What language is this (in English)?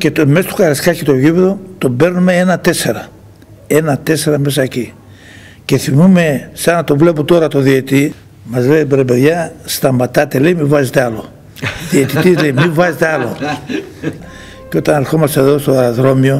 Greek